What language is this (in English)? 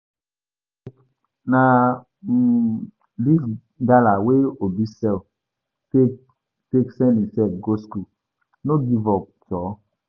Nigerian Pidgin